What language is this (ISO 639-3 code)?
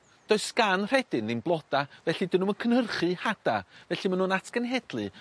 cym